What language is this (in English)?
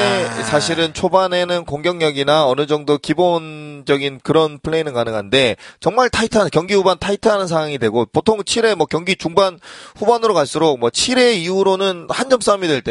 Korean